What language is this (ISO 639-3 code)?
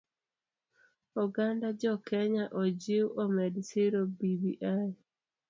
luo